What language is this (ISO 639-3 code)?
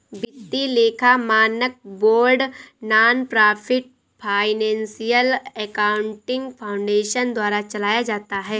hin